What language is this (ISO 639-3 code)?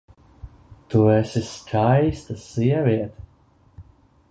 lav